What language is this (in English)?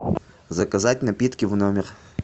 Russian